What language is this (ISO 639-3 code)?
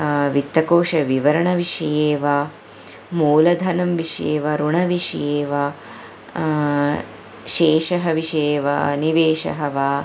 san